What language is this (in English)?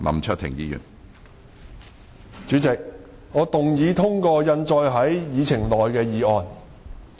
Cantonese